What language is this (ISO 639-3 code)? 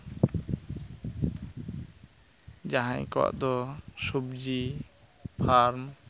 sat